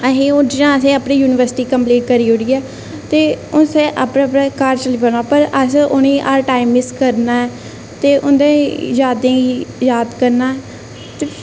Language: Dogri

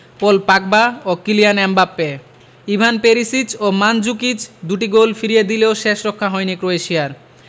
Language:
Bangla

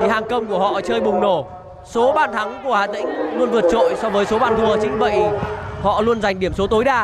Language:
Vietnamese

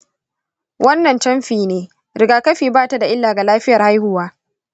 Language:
Hausa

